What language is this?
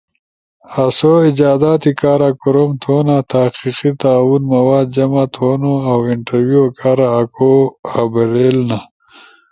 Ushojo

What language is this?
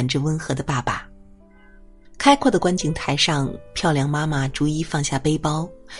Chinese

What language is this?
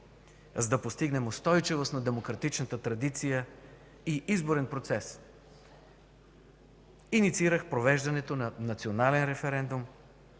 Bulgarian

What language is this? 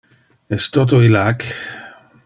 Interlingua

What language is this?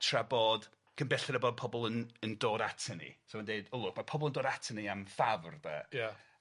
Welsh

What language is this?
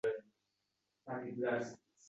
Uzbek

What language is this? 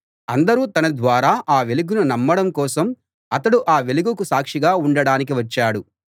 Telugu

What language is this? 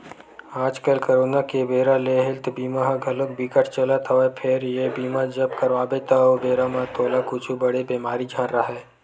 Chhattisgarhi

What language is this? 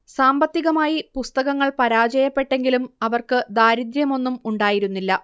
Malayalam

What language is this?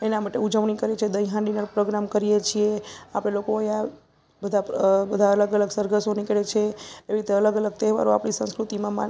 Gujarati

